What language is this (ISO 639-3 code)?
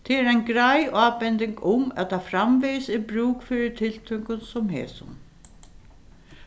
fao